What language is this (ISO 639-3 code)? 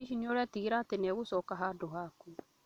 kik